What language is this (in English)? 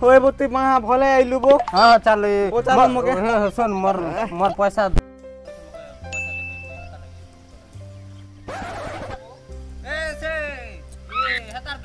Indonesian